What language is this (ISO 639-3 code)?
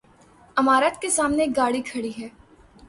urd